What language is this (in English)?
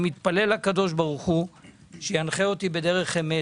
Hebrew